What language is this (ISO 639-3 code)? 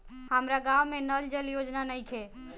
bho